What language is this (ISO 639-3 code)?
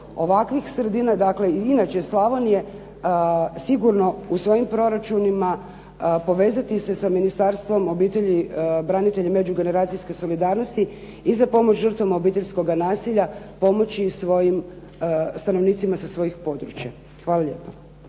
hrv